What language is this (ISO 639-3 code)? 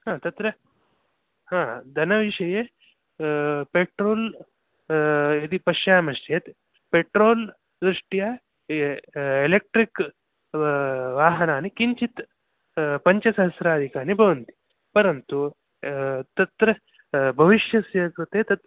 san